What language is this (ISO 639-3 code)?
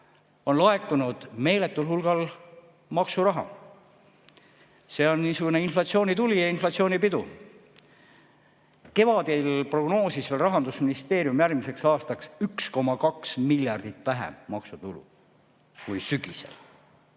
est